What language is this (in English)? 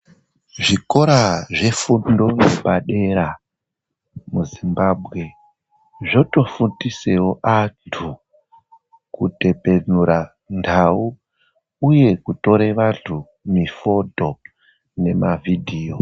Ndau